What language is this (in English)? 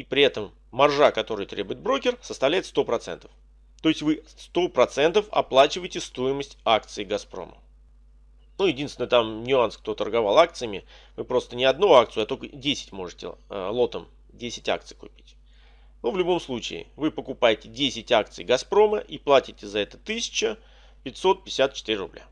Russian